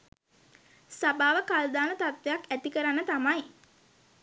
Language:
Sinhala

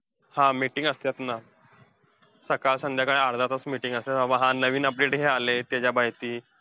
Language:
Marathi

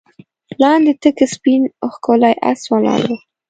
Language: Pashto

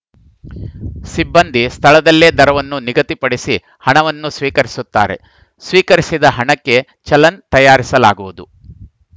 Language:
Kannada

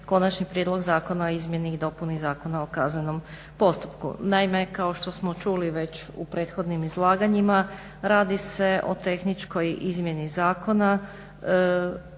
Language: Croatian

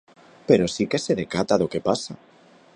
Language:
Galician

